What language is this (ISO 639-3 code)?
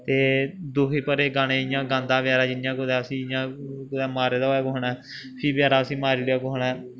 doi